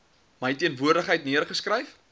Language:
Afrikaans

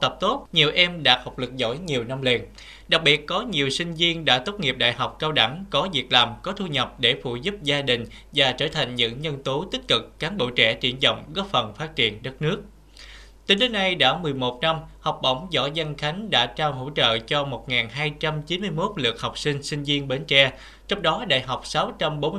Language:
Vietnamese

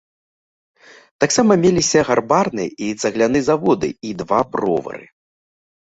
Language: Belarusian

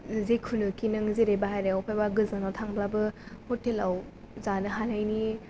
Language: Bodo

